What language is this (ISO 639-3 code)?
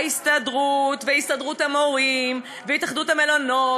heb